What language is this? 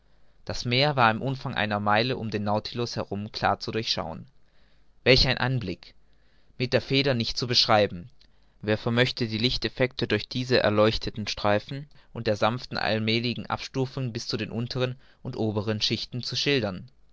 German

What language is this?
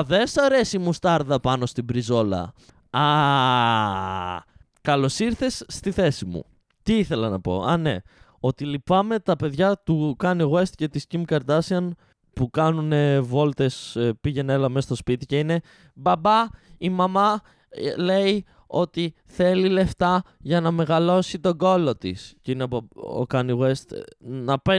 Greek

